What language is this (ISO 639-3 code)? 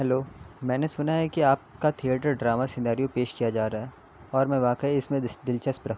urd